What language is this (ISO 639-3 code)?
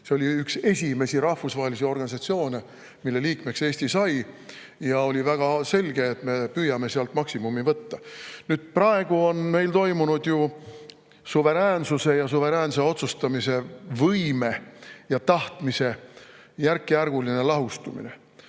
est